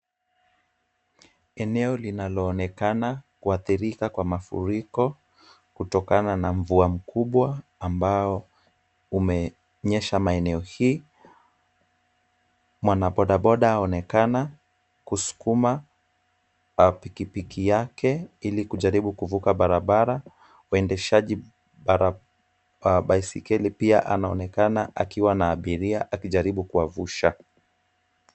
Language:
Swahili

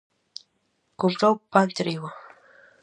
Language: Galician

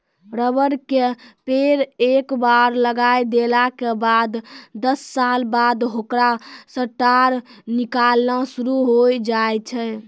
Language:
Maithili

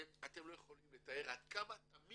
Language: Hebrew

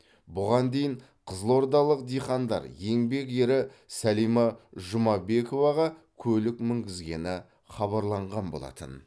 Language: Kazakh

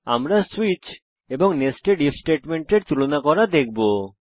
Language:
Bangla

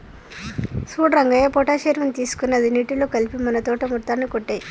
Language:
Telugu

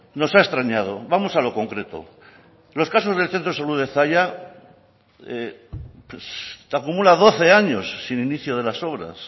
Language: Spanish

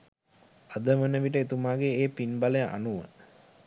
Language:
Sinhala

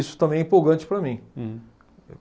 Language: Portuguese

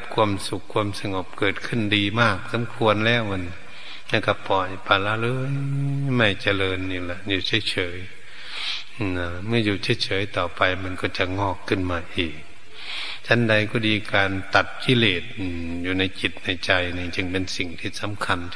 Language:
Thai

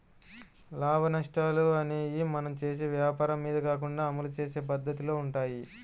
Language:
Telugu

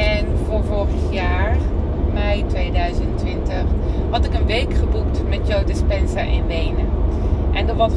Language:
Dutch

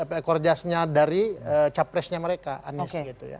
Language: Indonesian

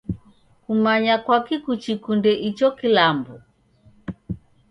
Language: Taita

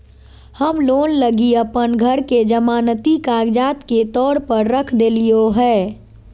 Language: Magahi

